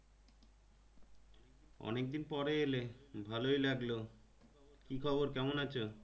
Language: Bangla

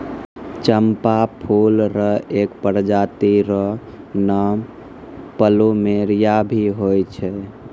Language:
Maithili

